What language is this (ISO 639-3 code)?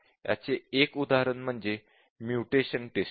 mar